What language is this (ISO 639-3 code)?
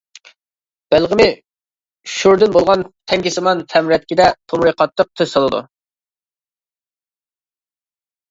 uig